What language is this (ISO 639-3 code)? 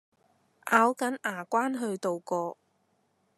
yue